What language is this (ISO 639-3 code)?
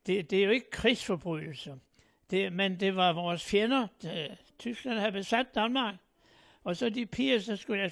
dan